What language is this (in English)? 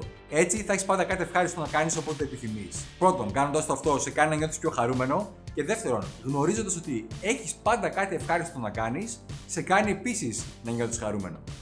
Greek